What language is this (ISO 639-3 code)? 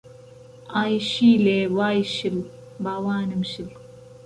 ckb